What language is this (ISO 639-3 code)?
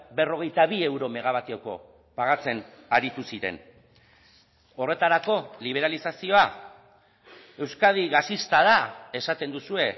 eus